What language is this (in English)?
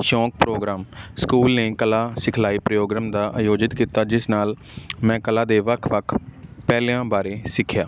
Punjabi